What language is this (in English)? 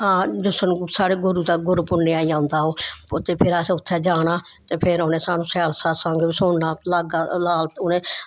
Dogri